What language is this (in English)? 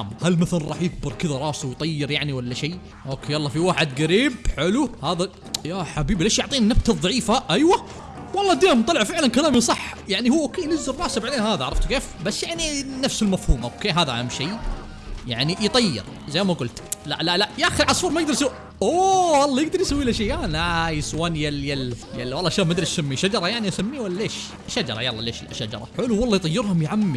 Arabic